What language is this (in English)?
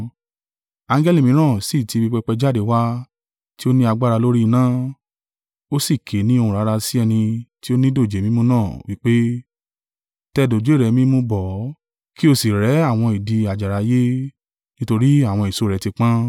Yoruba